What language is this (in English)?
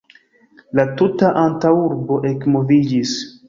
Esperanto